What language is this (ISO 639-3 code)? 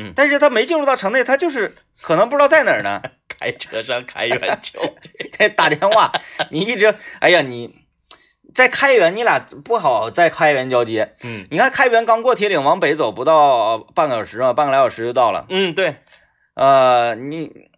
zho